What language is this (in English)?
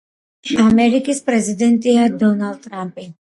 Georgian